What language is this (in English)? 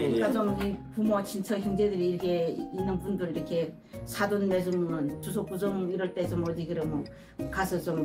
Korean